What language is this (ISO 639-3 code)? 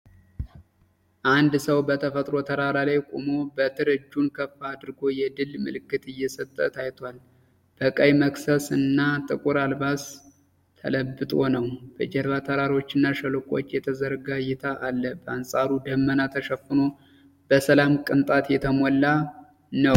amh